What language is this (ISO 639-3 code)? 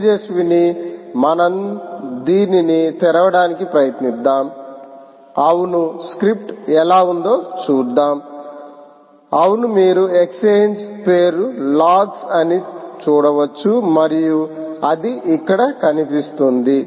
tel